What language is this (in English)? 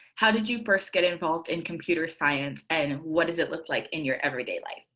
English